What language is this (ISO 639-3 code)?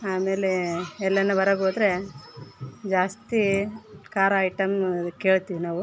kan